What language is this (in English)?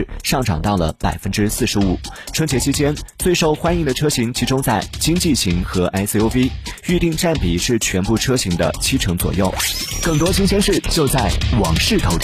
Chinese